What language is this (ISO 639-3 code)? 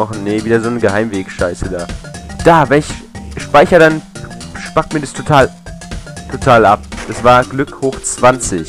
deu